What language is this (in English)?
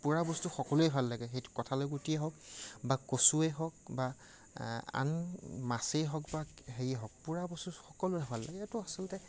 Assamese